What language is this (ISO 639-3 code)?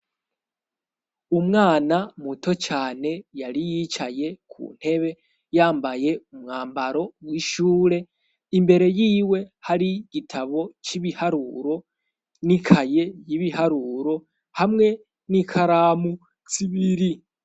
run